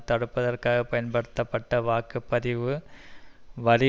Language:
Tamil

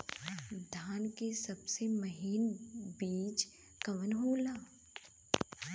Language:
Bhojpuri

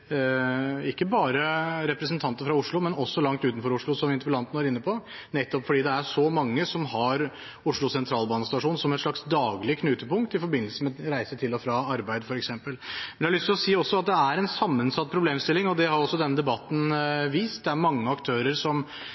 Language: Norwegian Bokmål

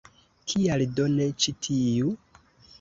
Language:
Esperanto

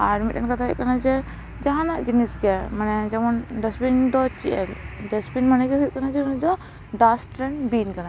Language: Santali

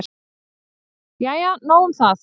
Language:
Icelandic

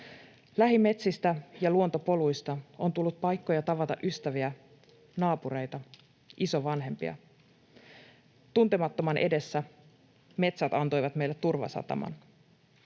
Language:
Finnish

